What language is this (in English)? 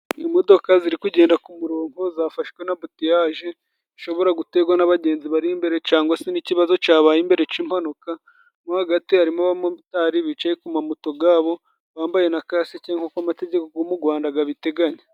Kinyarwanda